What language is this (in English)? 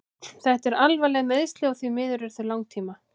Icelandic